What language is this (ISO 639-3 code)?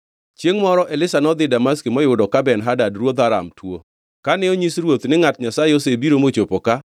luo